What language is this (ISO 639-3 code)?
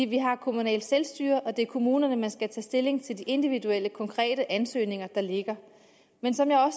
dan